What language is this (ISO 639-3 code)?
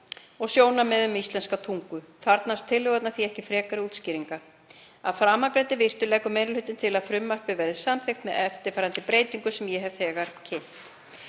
isl